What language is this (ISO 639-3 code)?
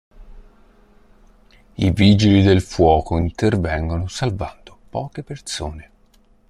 ita